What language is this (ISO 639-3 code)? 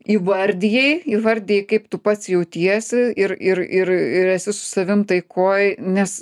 lit